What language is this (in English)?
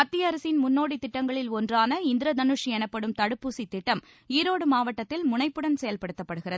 Tamil